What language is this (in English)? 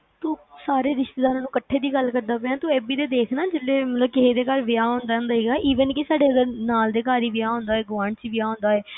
Punjabi